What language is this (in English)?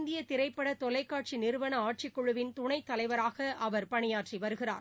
Tamil